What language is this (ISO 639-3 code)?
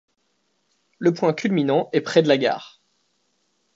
fra